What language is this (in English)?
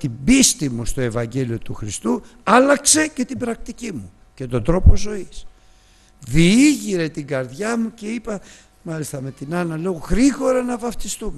Greek